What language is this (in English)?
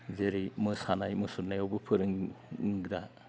Bodo